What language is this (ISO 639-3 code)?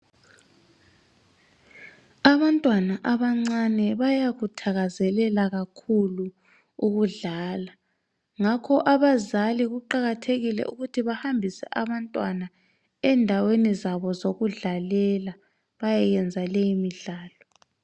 nde